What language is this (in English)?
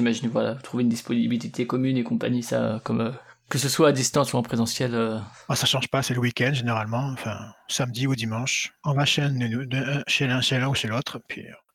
French